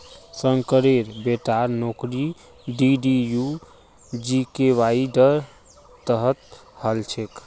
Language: Magahi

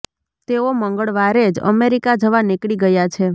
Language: Gujarati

